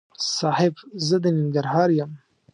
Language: Pashto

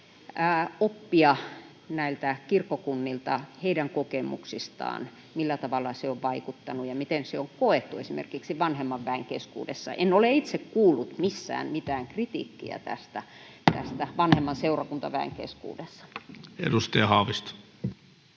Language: Finnish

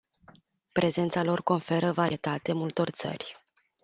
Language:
Romanian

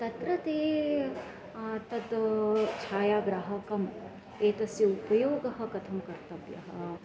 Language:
Sanskrit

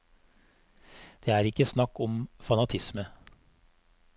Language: Norwegian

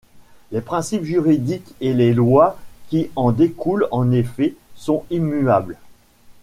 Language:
French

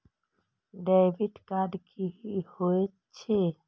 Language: Maithili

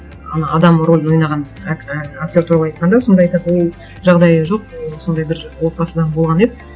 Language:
Kazakh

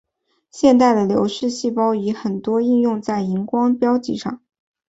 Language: Chinese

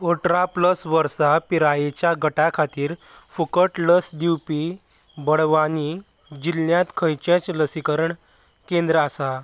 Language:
Konkani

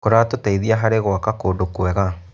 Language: Kikuyu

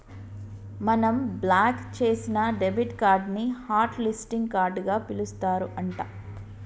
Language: Telugu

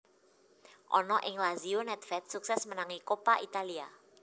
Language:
Javanese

